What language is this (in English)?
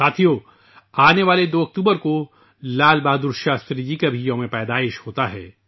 Urdu